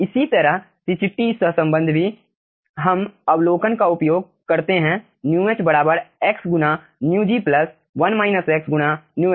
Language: Hindi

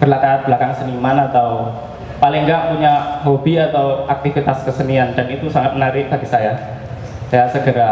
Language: Indonesian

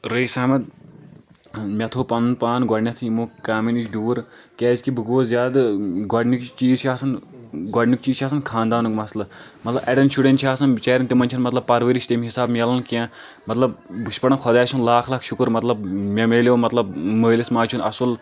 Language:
Kashmiri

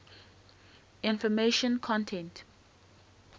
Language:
English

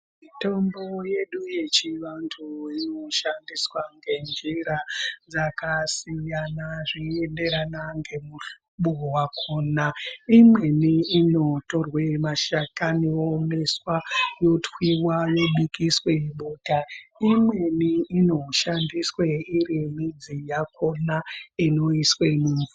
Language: Ndau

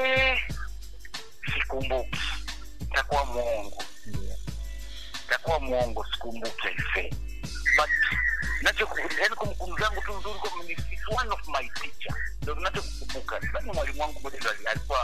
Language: Swahili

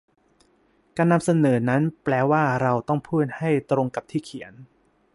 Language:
Thai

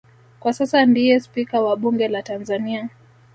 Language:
Swahili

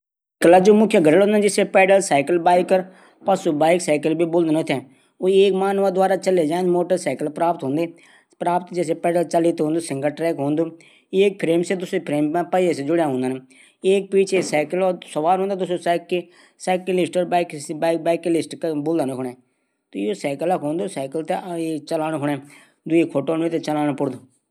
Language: Garhwali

